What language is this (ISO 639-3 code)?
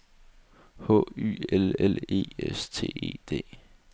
dan